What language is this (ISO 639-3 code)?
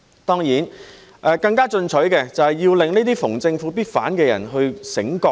yue